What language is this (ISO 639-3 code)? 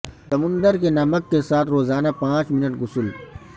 urd